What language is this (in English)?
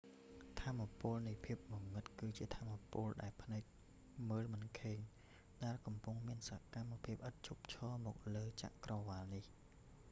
Khmer